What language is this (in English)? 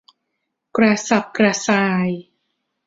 Thai